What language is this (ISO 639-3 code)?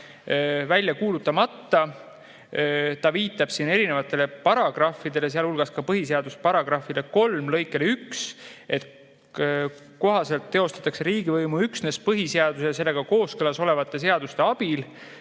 est